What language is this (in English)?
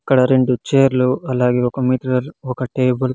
Telugu